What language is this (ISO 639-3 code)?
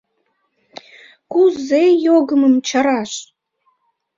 chm